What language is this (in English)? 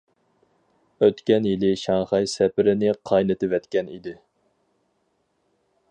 Uyghur